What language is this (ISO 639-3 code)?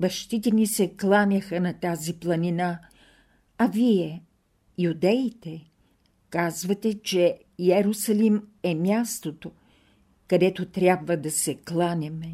bul